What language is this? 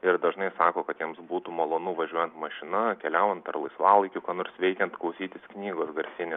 Lithuanian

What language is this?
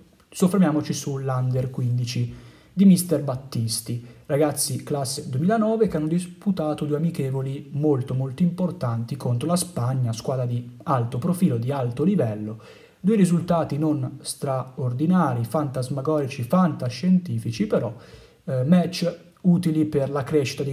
Italian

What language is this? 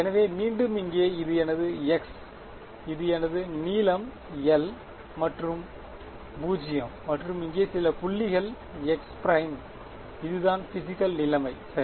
Tamil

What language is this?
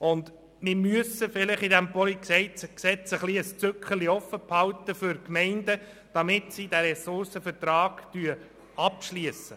Swiss German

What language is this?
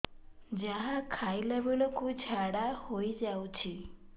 Odia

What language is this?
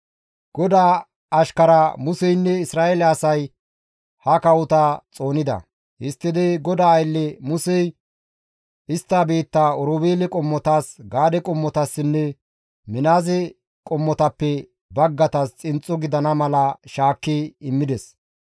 Gamo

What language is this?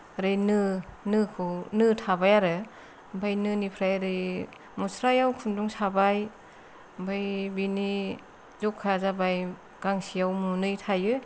Bodo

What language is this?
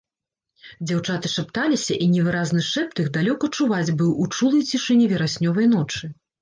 Belarusian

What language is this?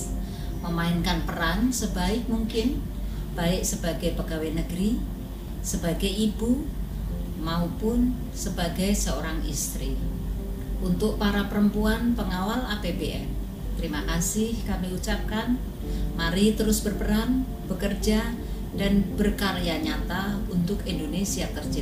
Indonesian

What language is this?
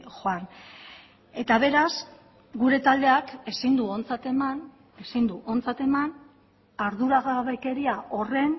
Basque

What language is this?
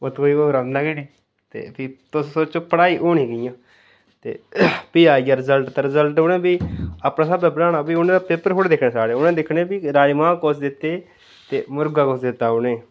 Dogri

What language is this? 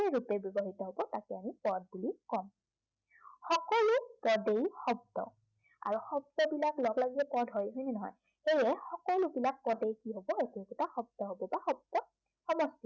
Assamese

